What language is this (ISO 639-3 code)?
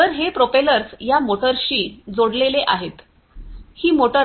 mar